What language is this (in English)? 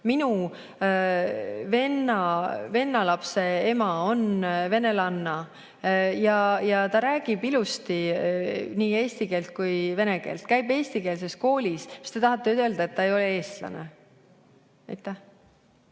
Estonian